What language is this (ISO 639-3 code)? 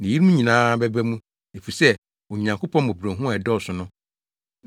aka